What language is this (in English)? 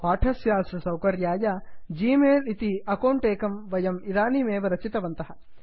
Sanskrit